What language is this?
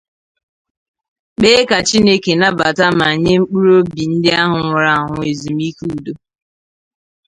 Igbo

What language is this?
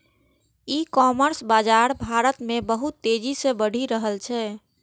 Maithili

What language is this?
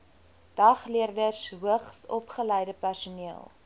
Afrikaans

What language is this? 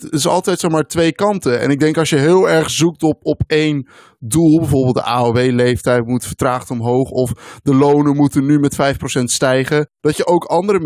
Dutch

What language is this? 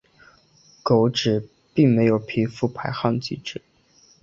Chinese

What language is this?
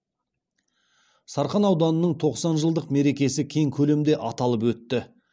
Kazakh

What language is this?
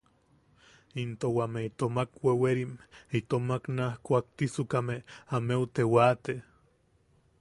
Yaqui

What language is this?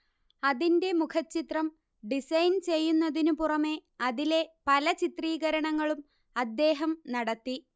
Malayalam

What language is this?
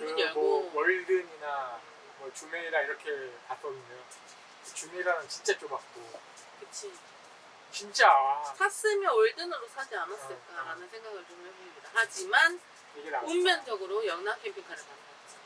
Korean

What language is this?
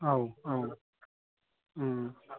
Bodo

